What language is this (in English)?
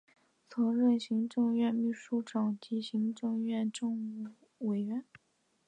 Chinese